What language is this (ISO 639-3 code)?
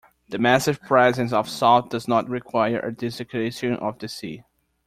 eng